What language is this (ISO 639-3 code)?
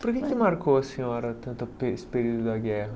por